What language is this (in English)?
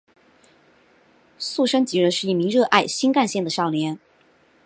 Chinese